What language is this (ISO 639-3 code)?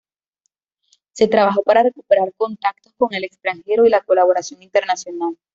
spa